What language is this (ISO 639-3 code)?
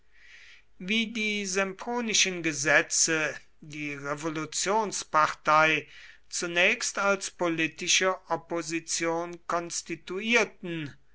deu